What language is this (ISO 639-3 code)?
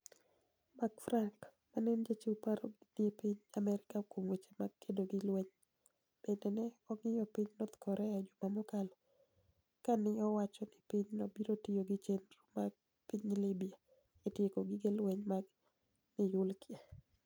luo